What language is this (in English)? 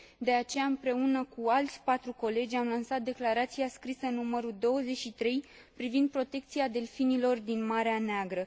Romanian